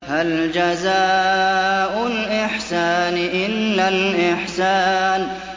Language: Arabic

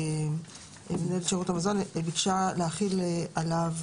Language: Hebrew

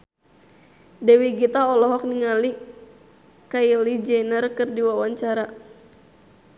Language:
Sundanese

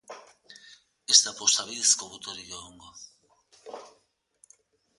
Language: Basque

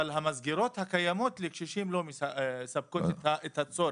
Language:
Hebrew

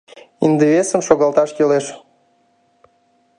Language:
Mari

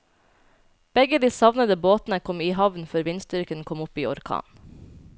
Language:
Norwegian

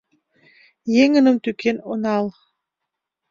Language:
Mari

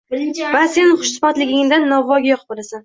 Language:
Uzbek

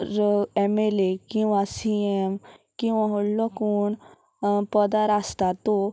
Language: Konkani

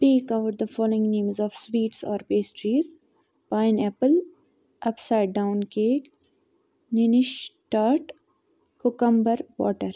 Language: Kashmiri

